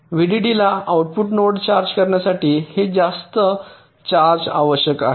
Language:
Marathi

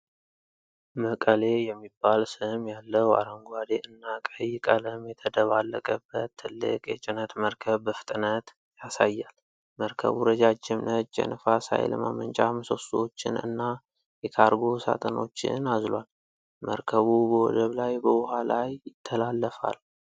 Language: Amharic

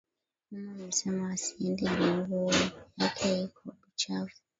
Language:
Swahili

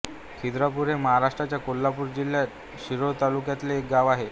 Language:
Marathi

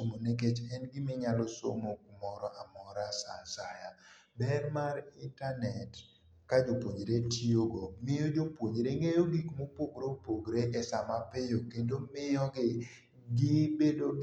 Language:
Luo (Kenya and Tanzania)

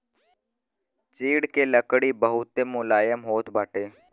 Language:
Bhojpuri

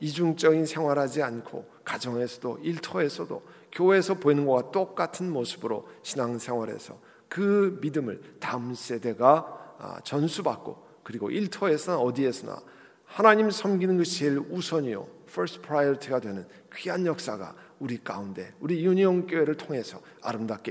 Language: Korean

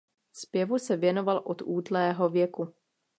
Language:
Czech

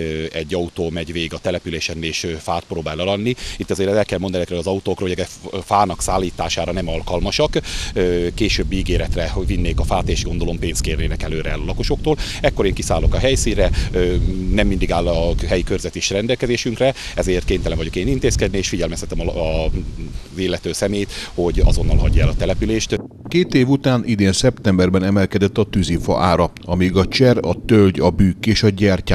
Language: Hungarian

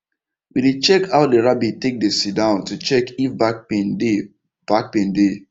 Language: Nigerian Pidgin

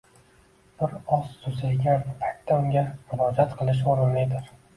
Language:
Uzbek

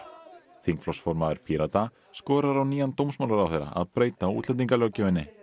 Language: Icelandic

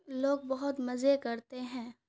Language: Urdu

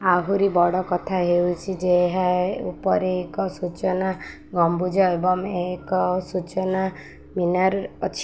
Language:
Odia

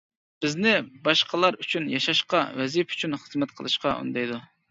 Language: Uyghur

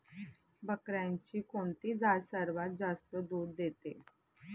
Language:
Marathi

